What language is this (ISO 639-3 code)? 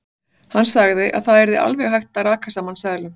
isl